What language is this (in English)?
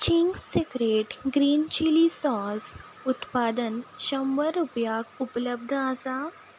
Konkani